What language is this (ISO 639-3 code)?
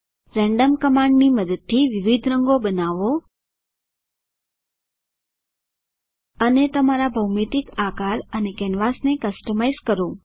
guj